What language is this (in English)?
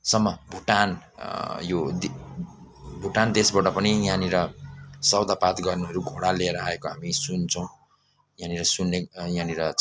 Nepali